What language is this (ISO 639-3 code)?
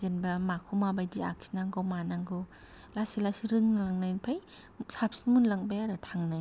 brx